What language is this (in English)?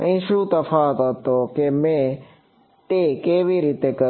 Gujarati